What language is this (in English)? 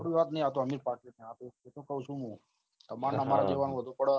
Gujarati